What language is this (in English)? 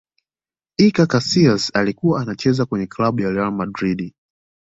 Swahili